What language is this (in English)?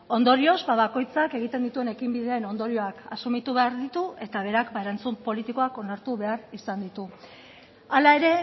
Basque